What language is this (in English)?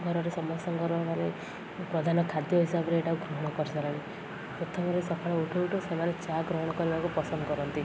Odia